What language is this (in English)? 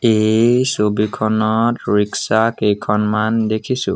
Assamese